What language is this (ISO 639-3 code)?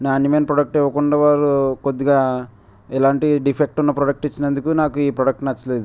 tel